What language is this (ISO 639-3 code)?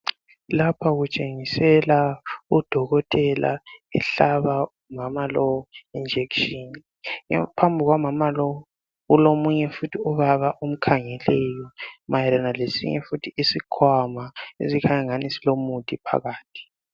nde